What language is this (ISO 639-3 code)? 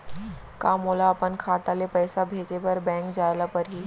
hne